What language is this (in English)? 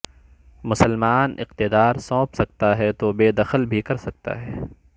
Urdu